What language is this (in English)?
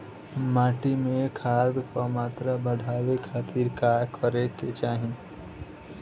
Bhojpuri